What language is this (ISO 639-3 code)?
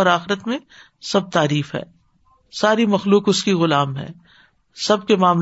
urd